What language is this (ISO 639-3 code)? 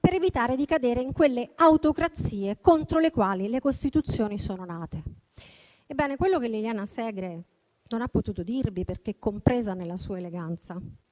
ita